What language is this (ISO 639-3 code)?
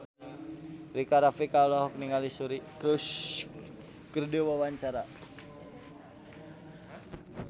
sun